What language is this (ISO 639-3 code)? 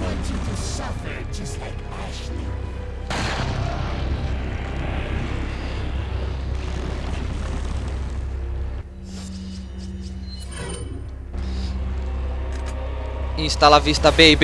por